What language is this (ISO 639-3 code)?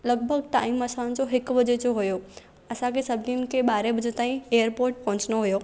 snd